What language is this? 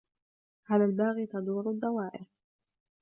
Arabic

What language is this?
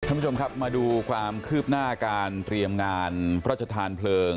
Thai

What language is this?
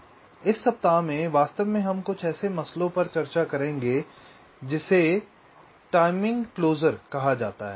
Hindi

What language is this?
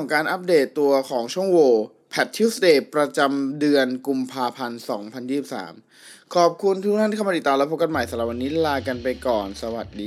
Thai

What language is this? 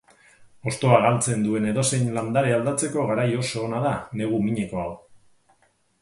Basque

